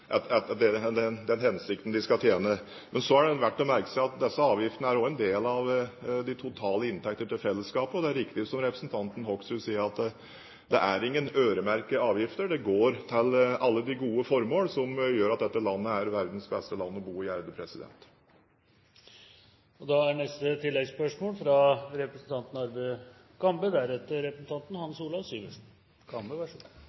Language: Norwegian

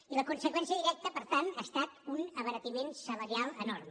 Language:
Catalan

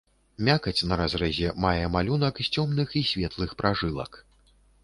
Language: Belarusian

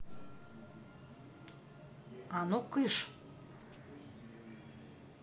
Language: Russian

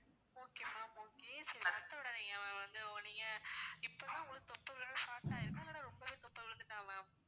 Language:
Tamil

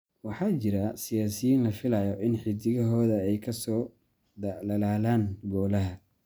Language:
Somali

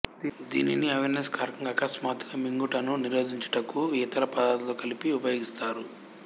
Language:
Telugu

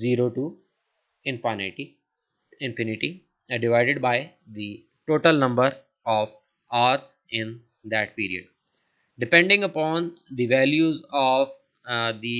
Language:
English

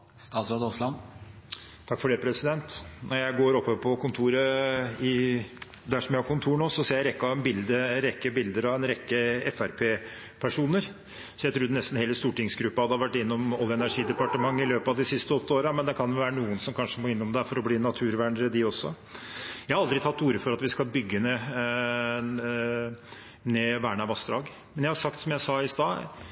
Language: Norwegian Bokmål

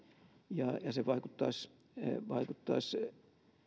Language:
Finnish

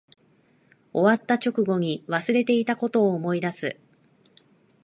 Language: Japanese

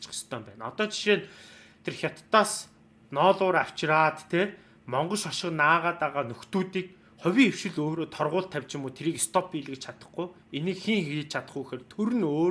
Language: Turkish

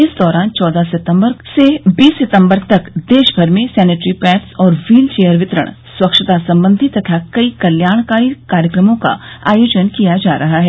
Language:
Hindi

